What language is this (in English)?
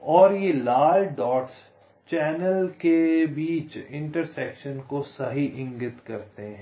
Hindi